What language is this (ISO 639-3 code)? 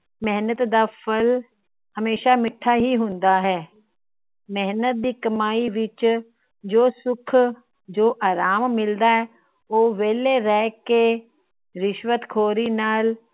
pan